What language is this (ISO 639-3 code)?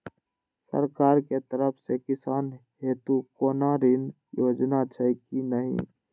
mai